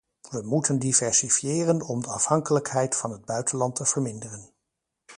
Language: Dutch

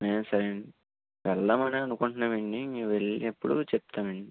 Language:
Telugu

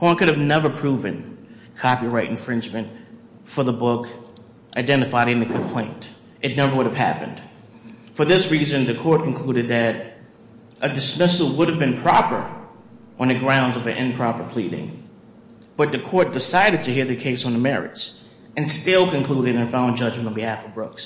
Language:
English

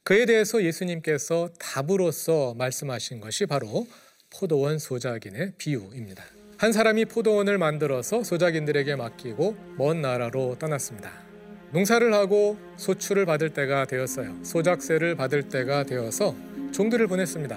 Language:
Korean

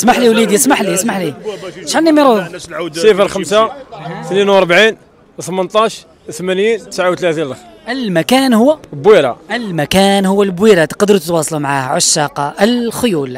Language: Arabic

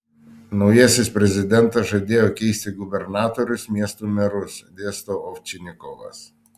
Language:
Lithuanian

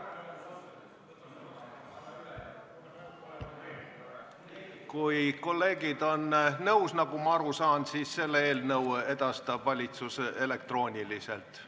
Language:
Estonian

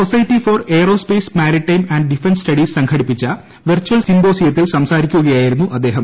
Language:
Malayalam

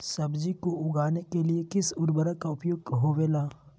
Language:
Magahi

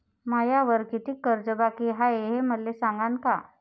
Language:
Marathi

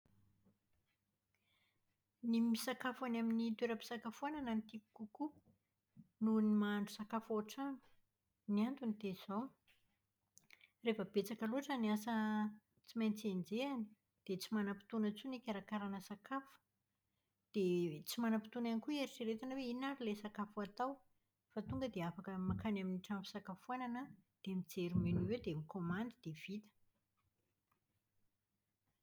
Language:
Malagasy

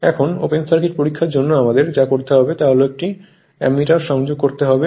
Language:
Bangla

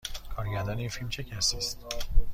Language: Persian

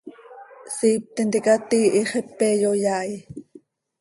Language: Seri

